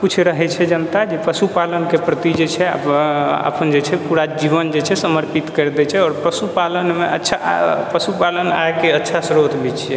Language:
Maithili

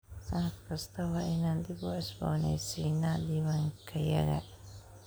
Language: Somali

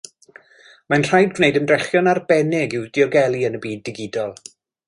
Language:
Welsh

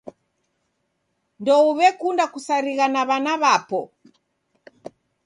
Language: Taita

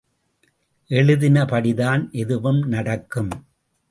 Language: Tamil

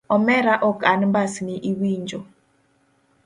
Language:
Luo (Kenya and Tanzania)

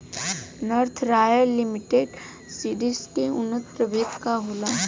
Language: Bhojpuri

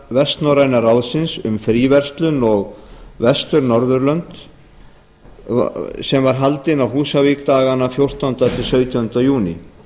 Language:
Icelandic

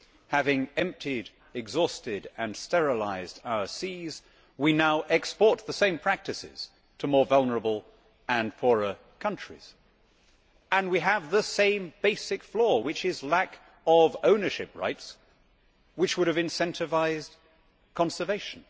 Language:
English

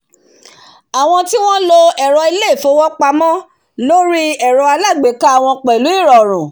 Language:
Yoruba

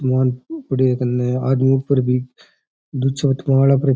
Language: Rajasthani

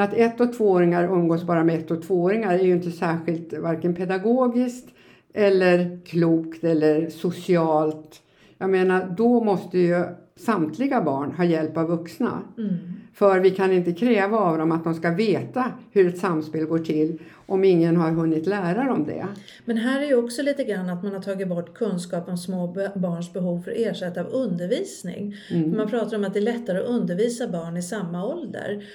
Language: Swedish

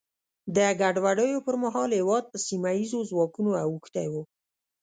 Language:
Pashto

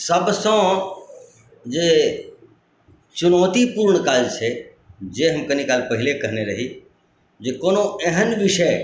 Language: Maithili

